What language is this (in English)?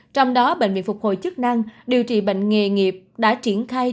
Vietnamese